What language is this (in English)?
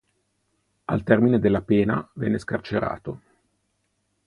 Italian